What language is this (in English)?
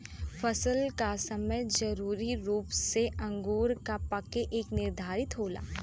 Bhojpuri